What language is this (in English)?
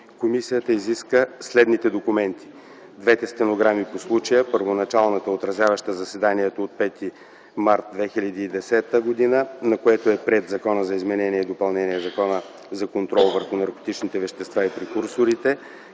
Bulgarian